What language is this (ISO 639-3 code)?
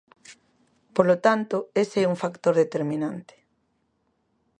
glg